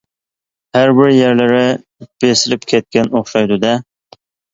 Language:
Uyghur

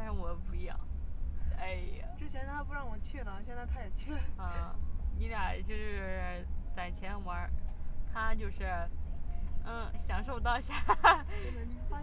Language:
Chinese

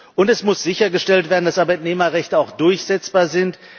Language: German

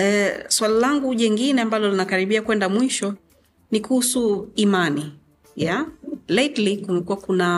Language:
Swahili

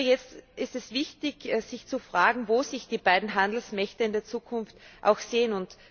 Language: German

